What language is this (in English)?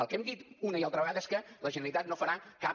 Catalan